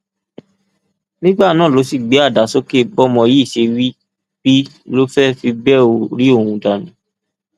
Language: Yoruba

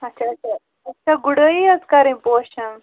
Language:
Kashmiri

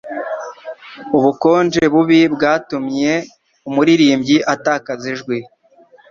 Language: Kinyarwanda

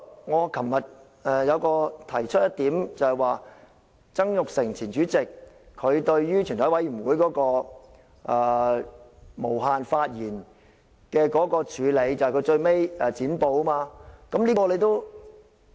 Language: Cantonese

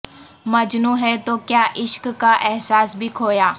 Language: Urdu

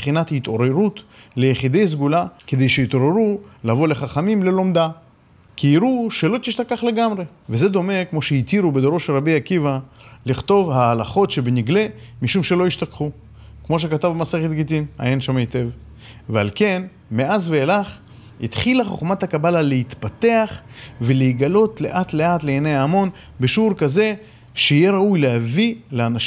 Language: Hebrew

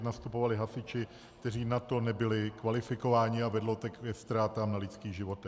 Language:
Czech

